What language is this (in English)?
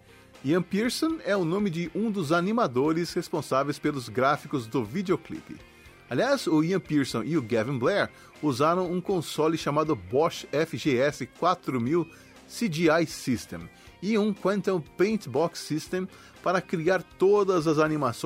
Portuguese